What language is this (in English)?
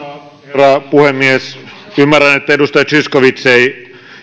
Finnish